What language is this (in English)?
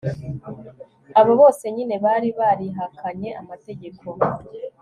Kinyarwanda